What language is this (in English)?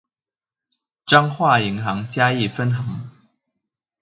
Chinese